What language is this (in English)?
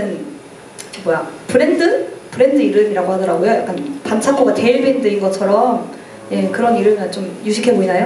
Korean